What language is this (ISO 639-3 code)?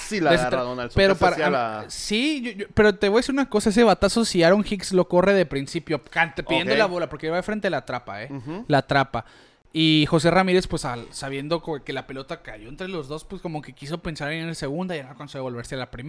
spa